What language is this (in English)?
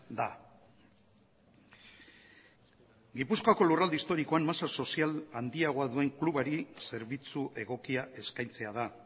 Basque